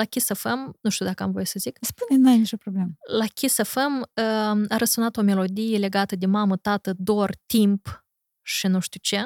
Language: Romanian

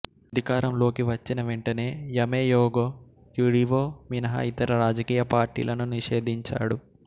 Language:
Telugu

